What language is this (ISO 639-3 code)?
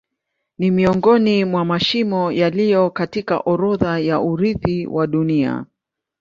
swa